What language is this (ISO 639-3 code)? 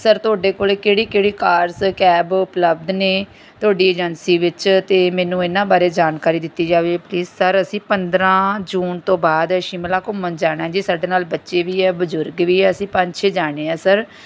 pan